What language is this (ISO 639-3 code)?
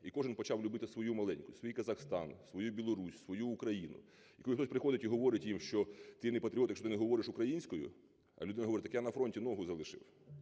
ukr